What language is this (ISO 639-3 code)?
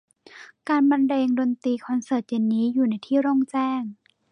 tha